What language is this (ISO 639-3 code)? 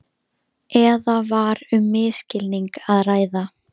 isl